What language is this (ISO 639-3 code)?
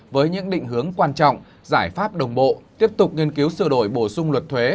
vie